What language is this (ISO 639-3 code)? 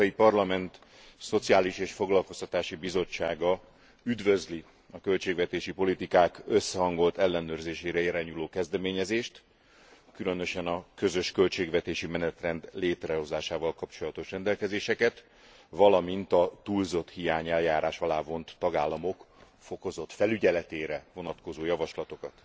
hun